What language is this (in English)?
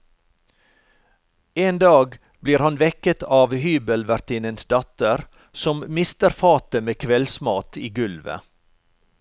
Norwegian